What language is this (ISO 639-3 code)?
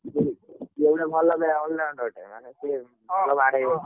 ori